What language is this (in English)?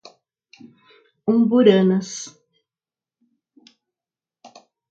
Portuguese